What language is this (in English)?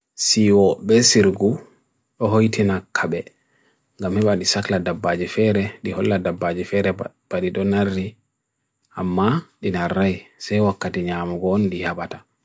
Bagirmi Fulfulde